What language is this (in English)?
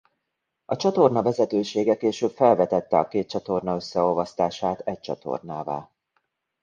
Hungarian